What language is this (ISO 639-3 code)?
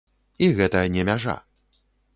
bel